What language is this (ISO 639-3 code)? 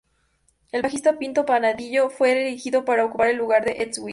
spa